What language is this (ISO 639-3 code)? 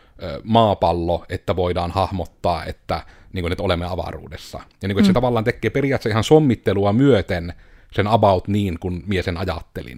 fin